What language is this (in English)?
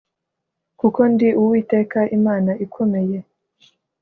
Kinyarwanda